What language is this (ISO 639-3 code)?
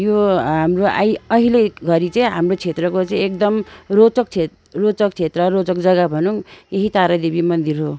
nep